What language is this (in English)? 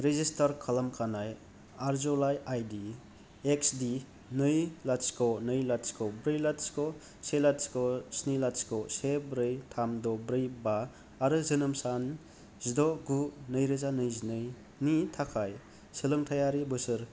Bodo